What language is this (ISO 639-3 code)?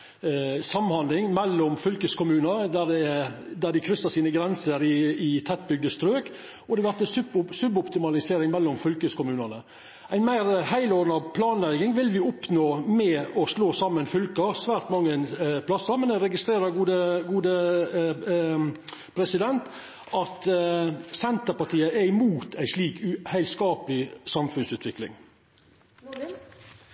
nno